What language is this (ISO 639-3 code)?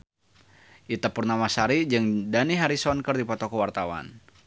sun